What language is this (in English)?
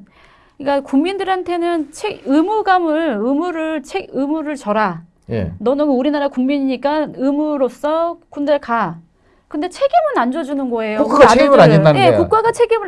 Korean